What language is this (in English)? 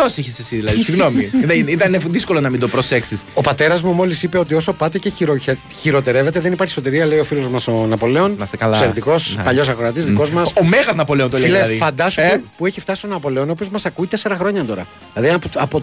Greek